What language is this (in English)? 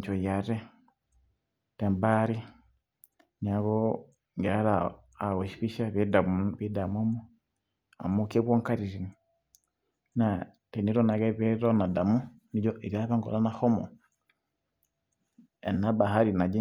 Masai